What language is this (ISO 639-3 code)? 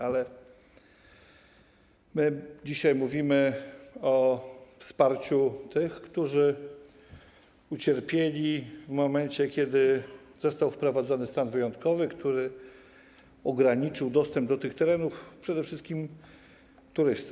pol